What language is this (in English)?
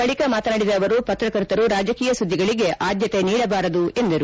Kannada